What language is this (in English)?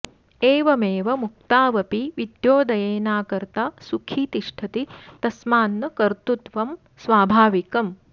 Sanskrit